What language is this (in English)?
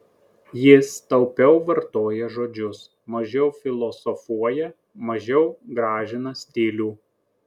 Lithuanian